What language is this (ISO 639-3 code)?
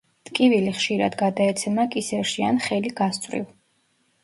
kat